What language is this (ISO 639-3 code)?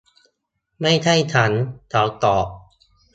tha